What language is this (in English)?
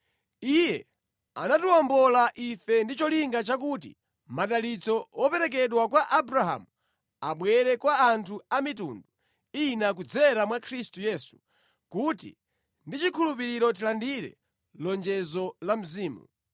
Nyanja